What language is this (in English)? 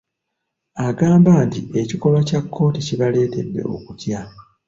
Ganda